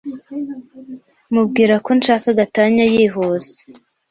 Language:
Kinyarwanda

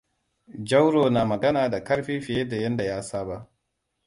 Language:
Hausa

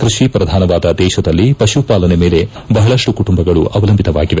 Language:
Kannada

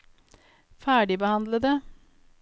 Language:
Norwegian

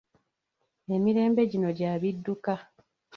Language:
Ganda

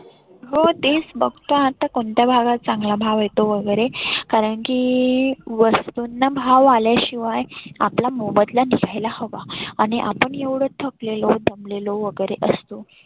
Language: Marathi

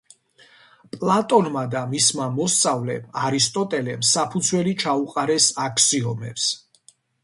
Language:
Georgian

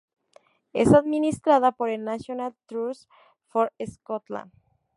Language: Spanish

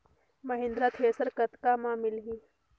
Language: Chhattisgarhi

